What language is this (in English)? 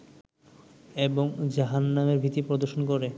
Bangla